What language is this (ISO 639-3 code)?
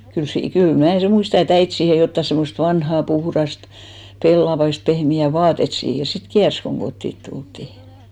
fin